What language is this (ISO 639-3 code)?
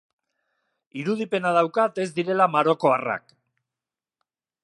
eus